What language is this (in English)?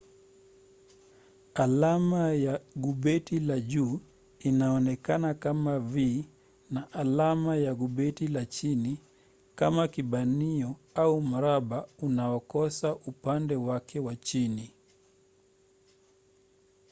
Swahili